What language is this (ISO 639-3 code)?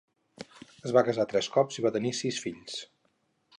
cat